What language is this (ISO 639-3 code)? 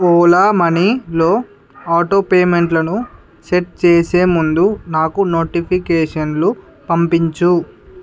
tel